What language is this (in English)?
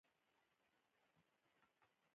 Pashto